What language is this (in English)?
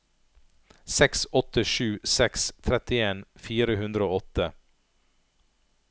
Norwegian